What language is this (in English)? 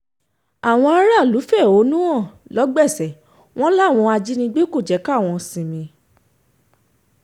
Yoruba